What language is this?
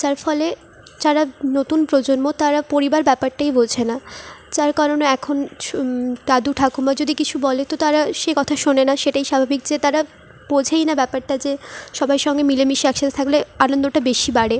Bangla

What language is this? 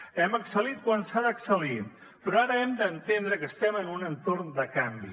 Catalan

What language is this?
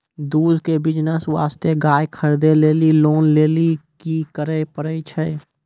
Maithili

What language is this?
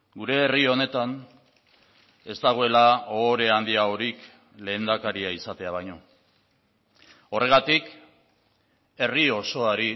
Basque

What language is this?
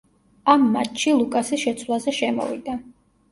Georgian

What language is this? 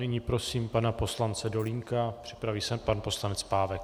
Czech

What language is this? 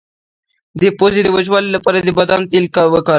Pashto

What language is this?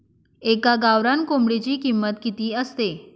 Marathi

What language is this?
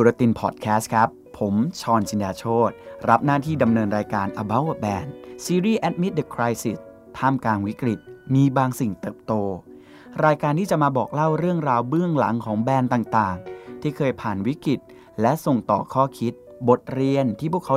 Thai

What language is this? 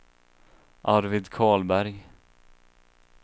Swedish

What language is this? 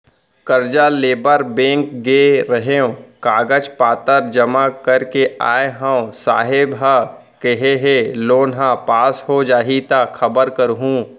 Chhattisgarhi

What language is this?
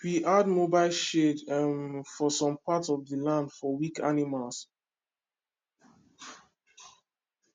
Nigerian Pidgin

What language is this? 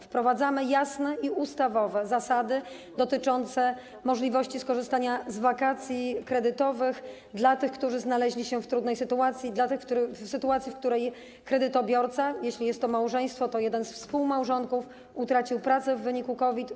Polish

